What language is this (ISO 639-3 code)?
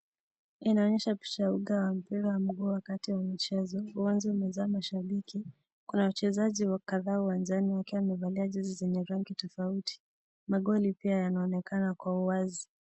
swa